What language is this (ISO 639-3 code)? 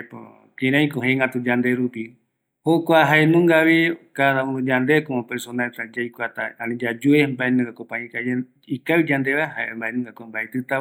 gui